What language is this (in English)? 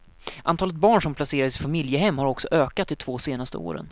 Swedish